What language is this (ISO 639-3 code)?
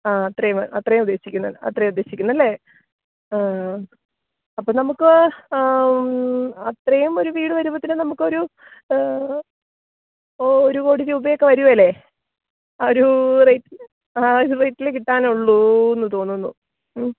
mal